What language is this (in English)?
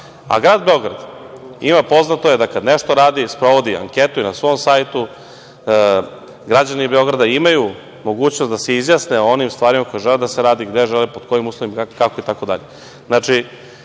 Serbian